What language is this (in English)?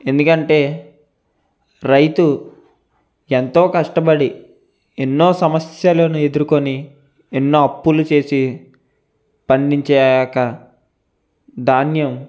Telugu